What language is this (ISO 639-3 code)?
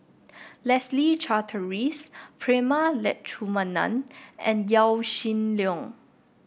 eng